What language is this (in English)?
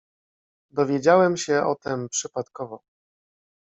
Polish